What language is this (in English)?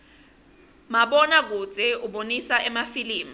Swati